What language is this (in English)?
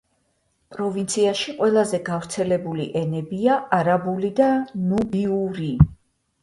Georgian